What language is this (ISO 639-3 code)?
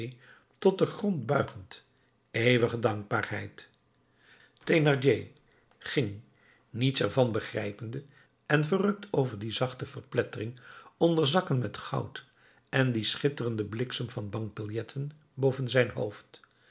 nld